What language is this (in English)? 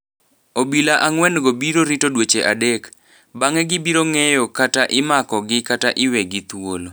Luo (Kenya and Tanzania)